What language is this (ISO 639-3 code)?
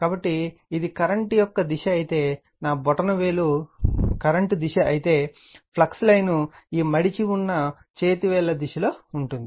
tel